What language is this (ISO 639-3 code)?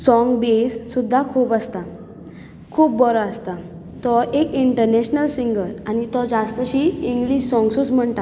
kok